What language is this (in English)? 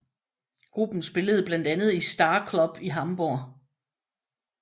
Danish